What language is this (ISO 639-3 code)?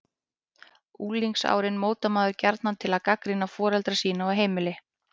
isl